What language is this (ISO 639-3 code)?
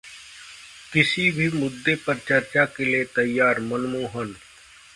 hin